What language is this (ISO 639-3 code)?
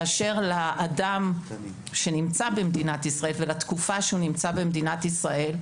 heb